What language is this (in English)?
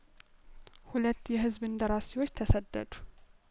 Amharic